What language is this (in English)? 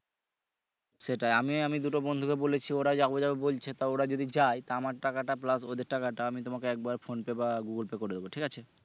Bangla